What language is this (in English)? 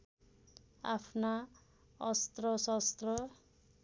Nepali